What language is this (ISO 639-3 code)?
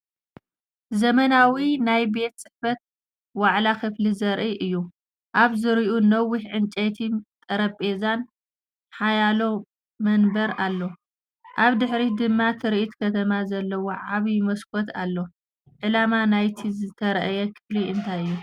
tir